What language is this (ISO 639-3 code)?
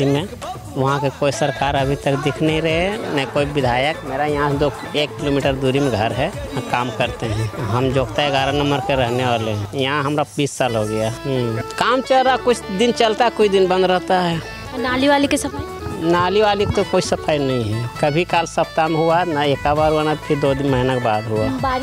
hin